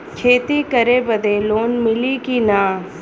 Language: Bhojpuri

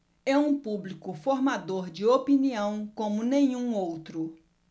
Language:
Portuguese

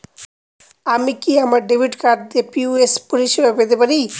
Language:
Bangla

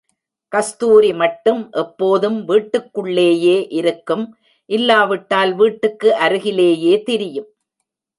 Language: Tamil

